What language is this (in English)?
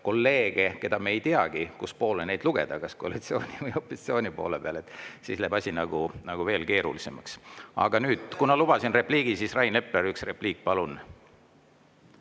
Estonian